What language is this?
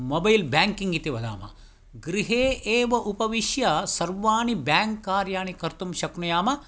Sanskrit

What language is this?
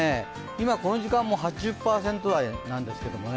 Japanese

